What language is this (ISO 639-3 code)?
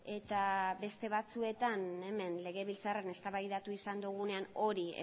eus